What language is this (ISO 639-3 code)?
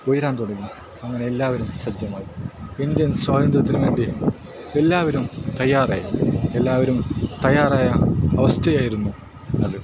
mal